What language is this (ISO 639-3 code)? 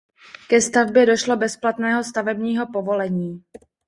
ces